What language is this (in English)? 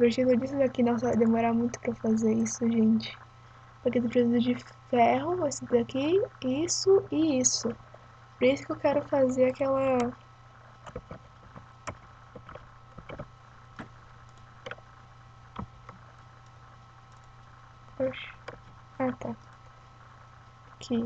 Portuguese